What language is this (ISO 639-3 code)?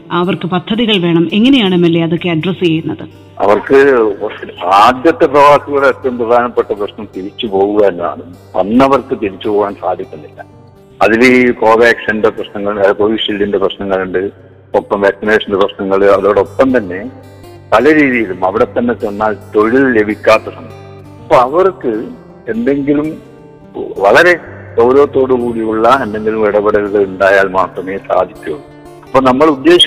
mal